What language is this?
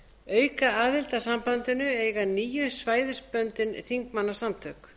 Icelandic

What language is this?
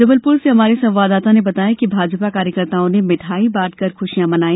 Hindi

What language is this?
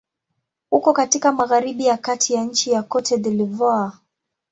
Swahili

